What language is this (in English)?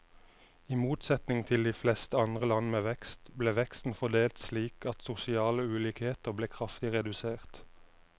Norwegian